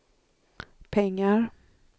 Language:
Swedish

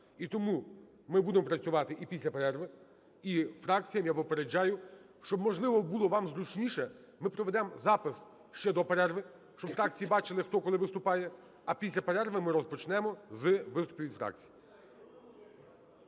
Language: Ukrainian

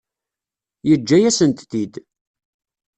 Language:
Kabyle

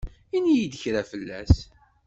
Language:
Kabyle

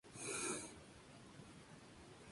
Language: Spanish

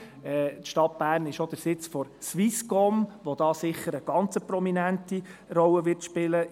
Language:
Swiss German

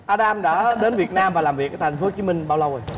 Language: Vietnamese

